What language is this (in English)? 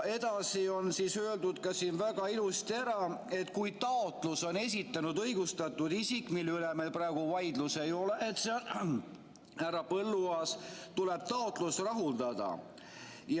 Estonian